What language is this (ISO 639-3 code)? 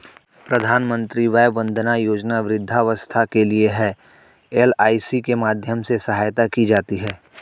hin